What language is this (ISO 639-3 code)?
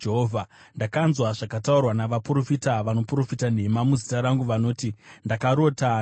sna